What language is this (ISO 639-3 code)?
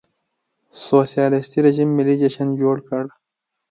pus